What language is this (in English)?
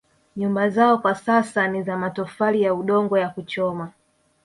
Swahili